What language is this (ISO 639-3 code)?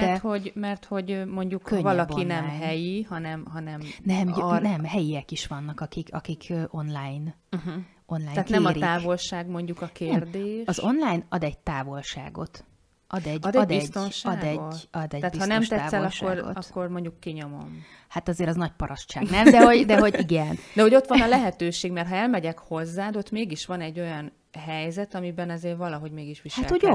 hun